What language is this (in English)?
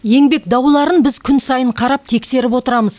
Kazakh